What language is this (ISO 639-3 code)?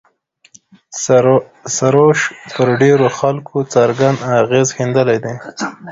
pus